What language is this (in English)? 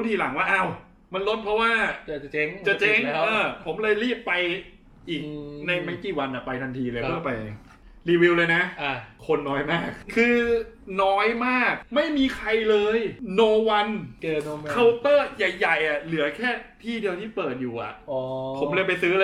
Thai